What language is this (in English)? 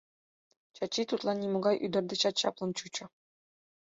Mari